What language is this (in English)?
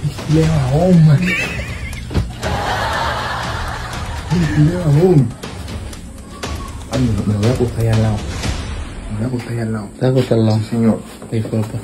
Spanish